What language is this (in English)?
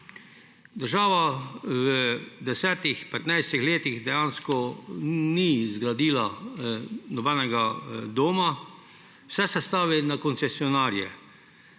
Slovenian